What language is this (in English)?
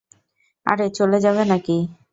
Bangla